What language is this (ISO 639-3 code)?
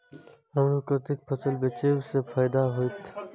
mai